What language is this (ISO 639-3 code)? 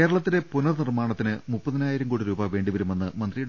mal